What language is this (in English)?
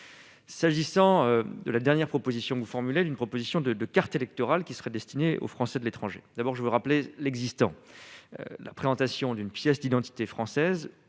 French